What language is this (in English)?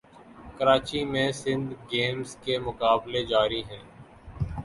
Urdu